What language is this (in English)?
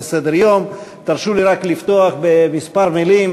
Hebrew